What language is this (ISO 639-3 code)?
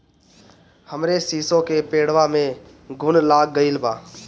bho